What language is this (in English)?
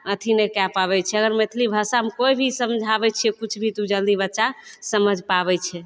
Maithili